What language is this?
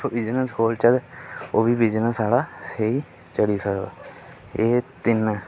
Dogri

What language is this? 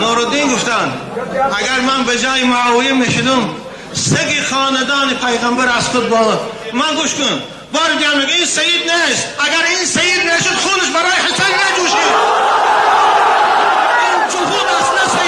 Persian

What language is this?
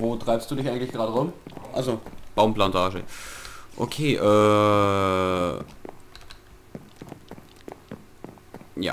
German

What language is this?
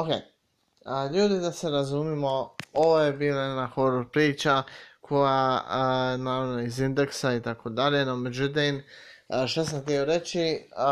Croatian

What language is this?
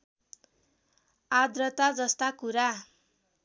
Nepali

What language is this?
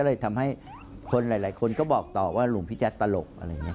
Thai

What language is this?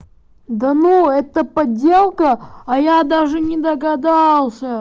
Russian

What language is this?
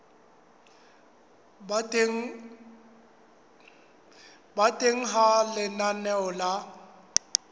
Southern Sotho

